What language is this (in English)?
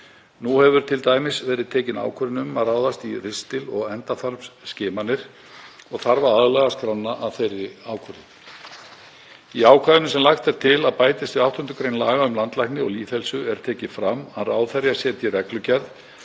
Icelandic